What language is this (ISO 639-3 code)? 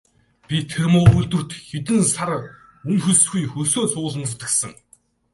mon